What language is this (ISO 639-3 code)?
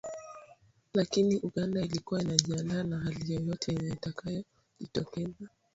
swa